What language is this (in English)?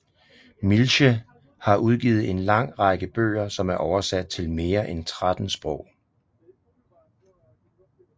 Danish